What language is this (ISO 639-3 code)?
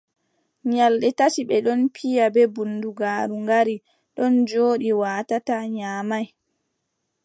fub